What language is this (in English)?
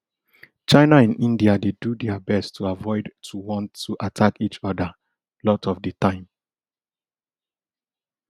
Nigerian Pidgin